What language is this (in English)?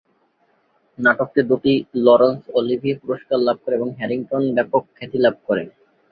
Bangla